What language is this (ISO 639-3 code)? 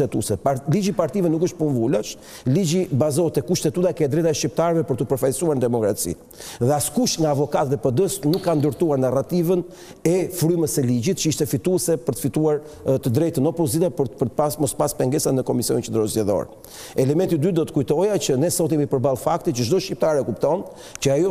ron